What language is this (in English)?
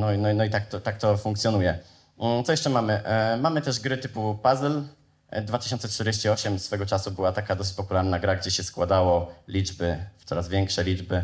Polish